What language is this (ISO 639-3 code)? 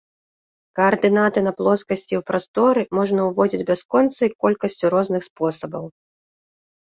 bel